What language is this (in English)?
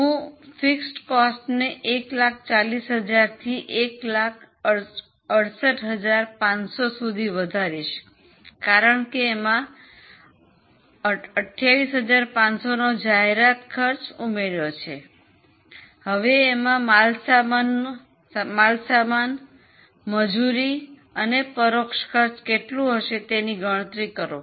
Gujarati